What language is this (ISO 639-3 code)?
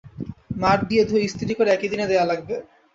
ben